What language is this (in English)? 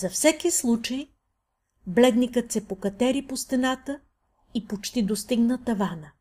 Bulgarian